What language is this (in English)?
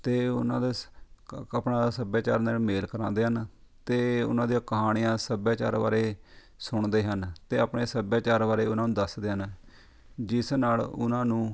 Punjabi